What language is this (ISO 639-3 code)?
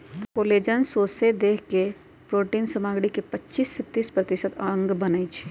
mag